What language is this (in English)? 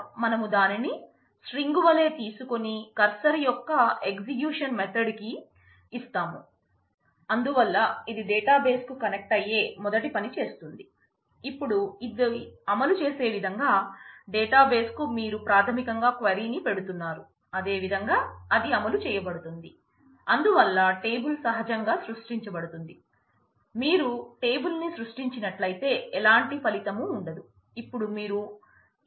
Telugu